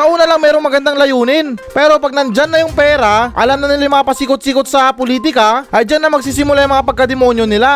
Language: Filipino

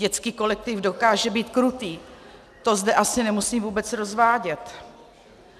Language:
Czech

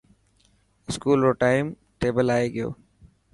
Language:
Dhatki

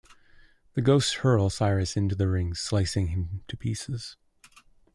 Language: English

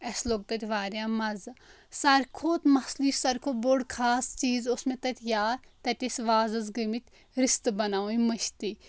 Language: Kashmiri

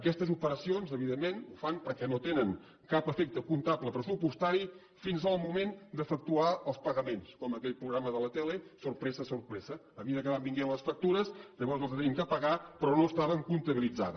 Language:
Catalan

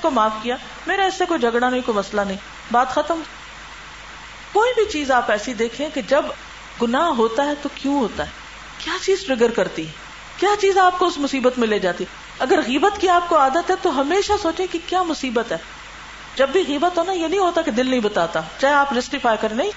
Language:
Urdu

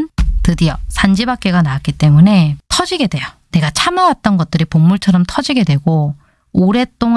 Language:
Korean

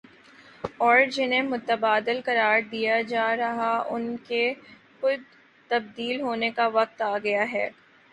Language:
Urdu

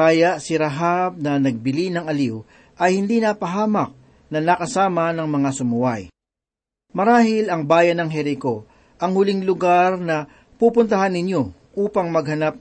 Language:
Filipino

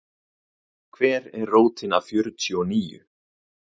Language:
Icelandic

